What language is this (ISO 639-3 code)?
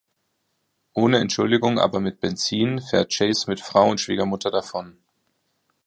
deu